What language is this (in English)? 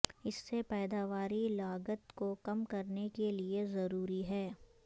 Urdu